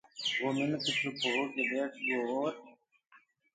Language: Gurgula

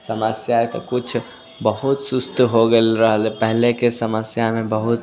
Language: Maithili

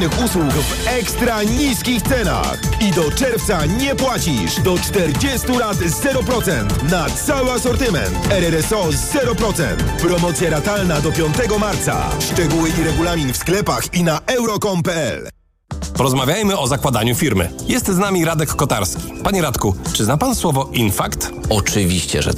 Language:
Polish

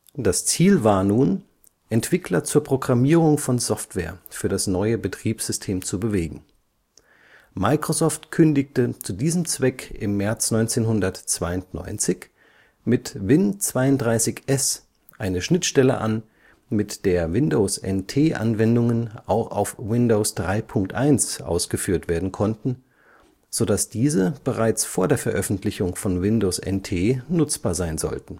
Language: German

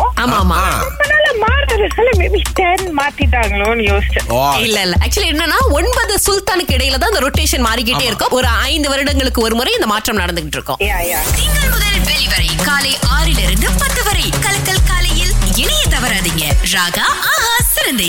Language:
Tamil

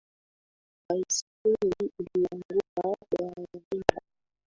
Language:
Swahili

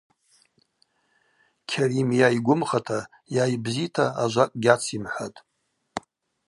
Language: Abaza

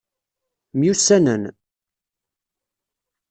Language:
Kabyle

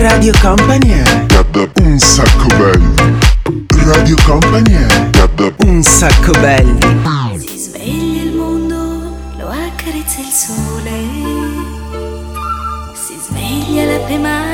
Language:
Italian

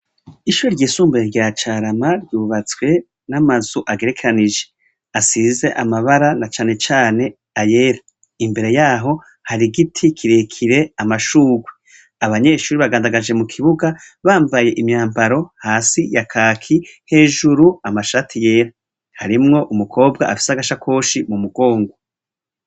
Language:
Rundi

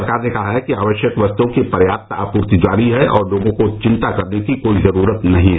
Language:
Hindi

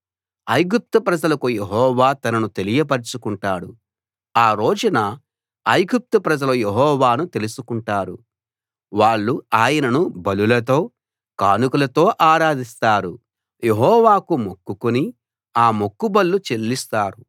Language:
Telugu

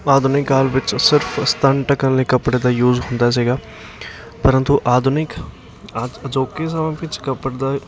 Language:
Punjabi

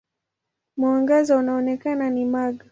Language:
Swahili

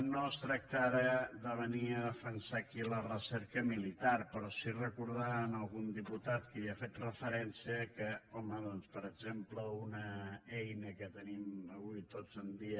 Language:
Catalan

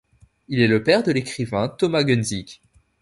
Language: French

